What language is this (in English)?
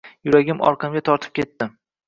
Uzbek